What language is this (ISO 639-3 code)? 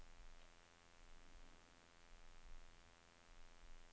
nor